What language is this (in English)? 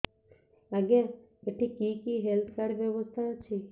Odia